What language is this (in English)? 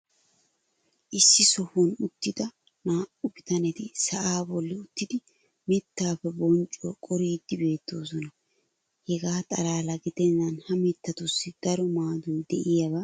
Wolaytta